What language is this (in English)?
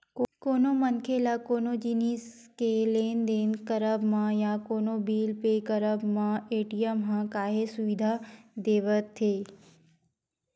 Chhattisgarhi